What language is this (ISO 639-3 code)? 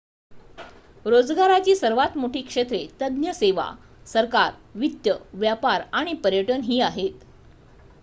mar